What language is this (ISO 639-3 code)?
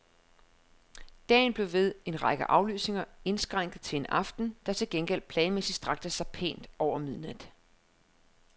dan